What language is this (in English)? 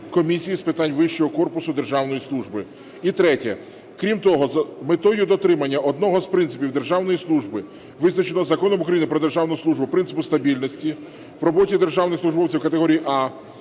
Ukrainian